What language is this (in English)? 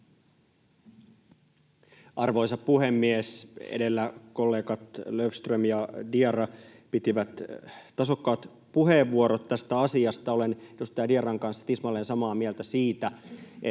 Finnish